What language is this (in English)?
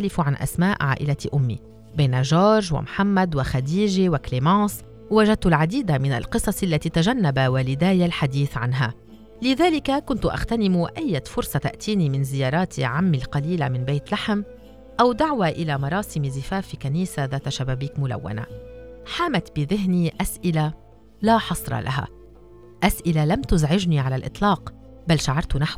Arabic